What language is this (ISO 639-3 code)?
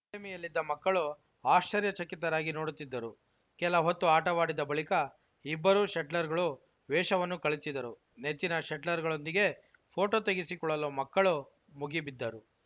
kan